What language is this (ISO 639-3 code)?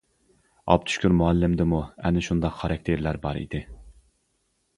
uig